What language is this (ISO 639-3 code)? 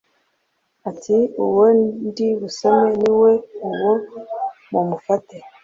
kin